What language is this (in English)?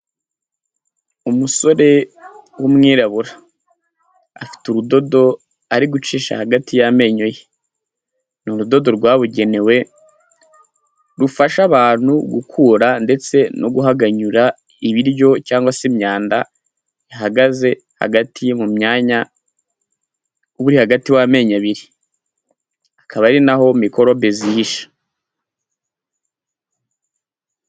Kinyarwanda